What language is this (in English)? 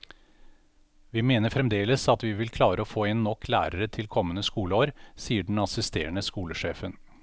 Norwegian